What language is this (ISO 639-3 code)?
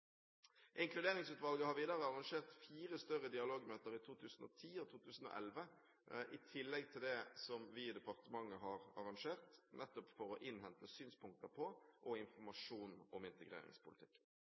nob